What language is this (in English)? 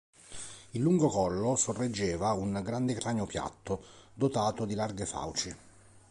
Italian